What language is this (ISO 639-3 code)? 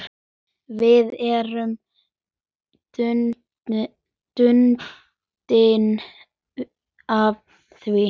isl